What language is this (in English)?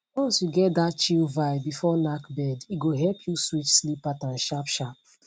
Nigerian Pidgin